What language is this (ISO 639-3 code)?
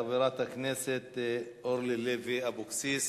heb